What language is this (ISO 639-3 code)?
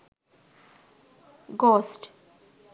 sin